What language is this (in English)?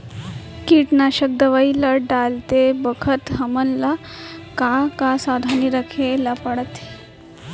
Chhattisgarhi